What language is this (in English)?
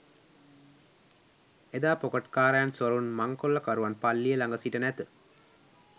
Sinhala